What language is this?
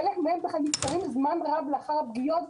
Hebrew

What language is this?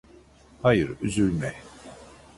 Turkish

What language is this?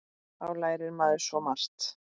Icelandic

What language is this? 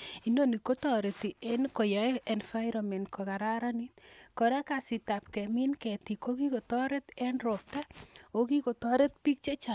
Kalenjin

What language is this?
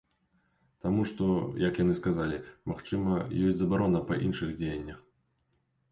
Belarusian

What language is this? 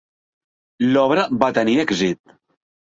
Catalan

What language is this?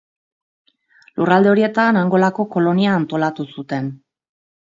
Basque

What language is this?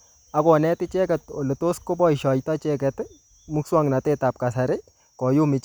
Kalenjin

